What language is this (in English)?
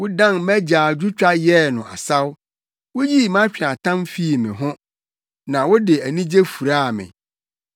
Akan